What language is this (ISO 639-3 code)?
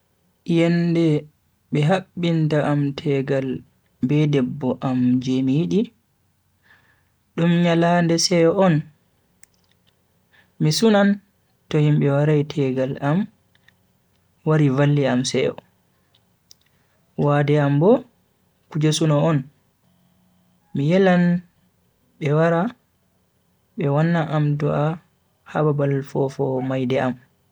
fui